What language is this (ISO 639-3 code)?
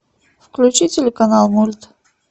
rus